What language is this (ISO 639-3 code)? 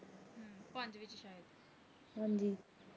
pan